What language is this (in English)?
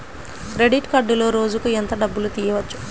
Telugu